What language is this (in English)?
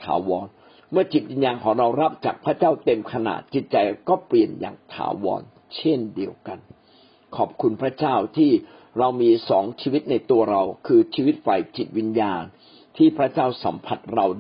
Thai